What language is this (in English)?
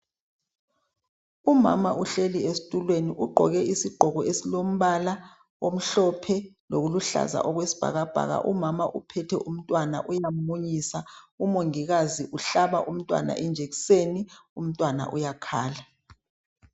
North Ndebele